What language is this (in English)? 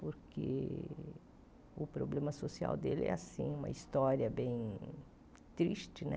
Portuguese